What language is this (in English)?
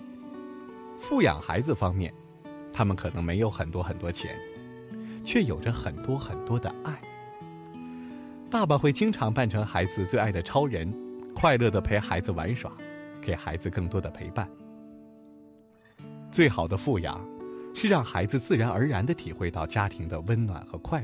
Chinese